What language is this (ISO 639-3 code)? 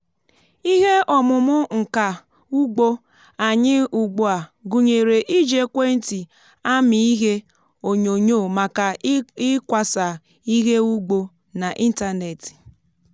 ibo